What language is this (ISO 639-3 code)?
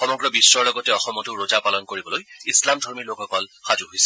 asm